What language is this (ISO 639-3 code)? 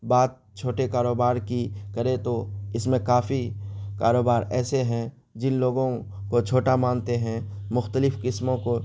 urd